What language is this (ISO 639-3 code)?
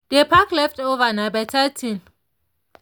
pcm